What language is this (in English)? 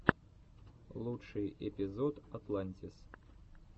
Russian